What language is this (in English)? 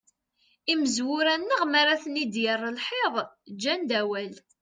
Kabyle